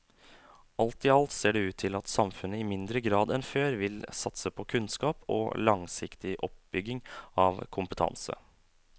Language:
Norwegian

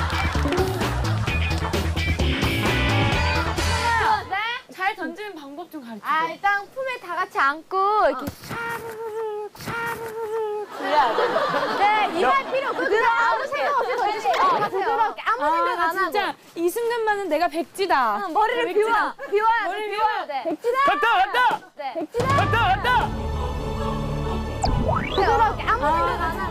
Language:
Korean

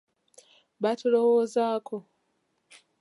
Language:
Ganda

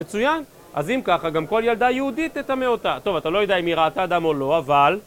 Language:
Hebrew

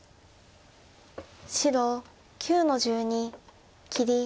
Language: Japanese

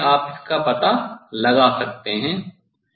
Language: Hindi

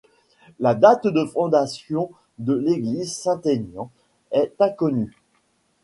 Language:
French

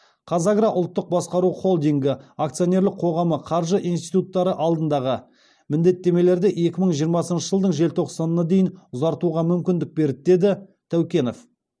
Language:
Kazakh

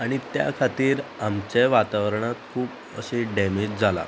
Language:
Konkani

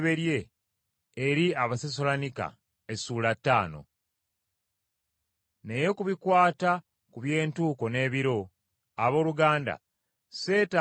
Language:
Ganda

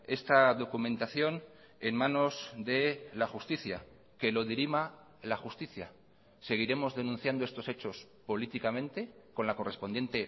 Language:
Spanish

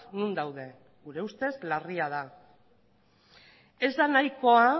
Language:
Basque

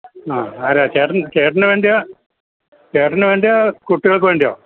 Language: Malayalam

